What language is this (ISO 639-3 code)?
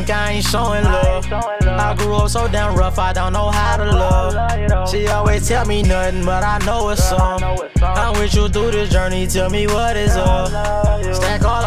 eng